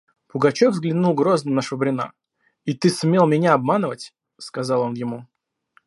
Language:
Russian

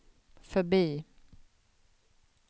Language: Swedish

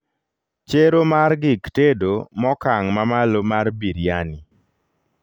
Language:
Luo (Kenya and Tanzania)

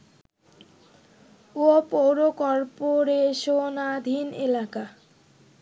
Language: Bangla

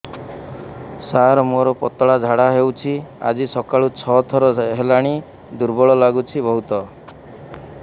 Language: Odia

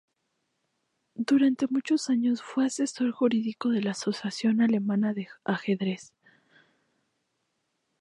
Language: Spanish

